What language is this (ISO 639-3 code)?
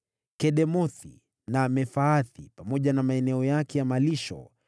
swa